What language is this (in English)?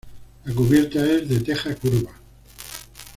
Spanish